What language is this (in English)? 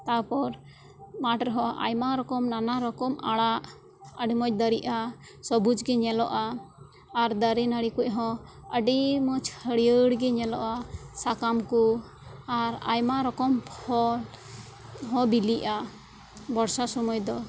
Santali